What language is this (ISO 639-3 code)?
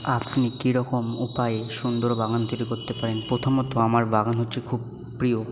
ben